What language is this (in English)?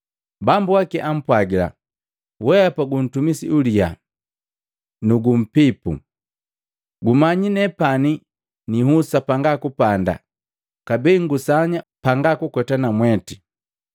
Matengo